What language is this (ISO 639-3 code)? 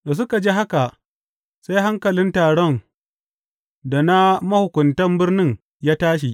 hau